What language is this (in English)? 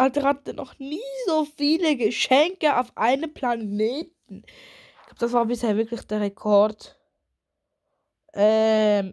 German